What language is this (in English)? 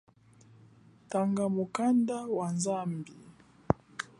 Chokwe